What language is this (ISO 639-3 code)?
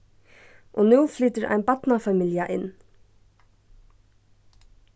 fao